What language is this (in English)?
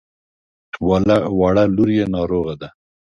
Pashto